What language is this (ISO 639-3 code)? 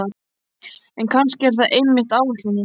isl